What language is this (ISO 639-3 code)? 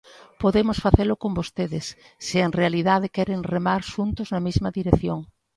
glg